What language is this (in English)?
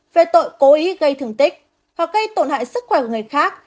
Vietnamese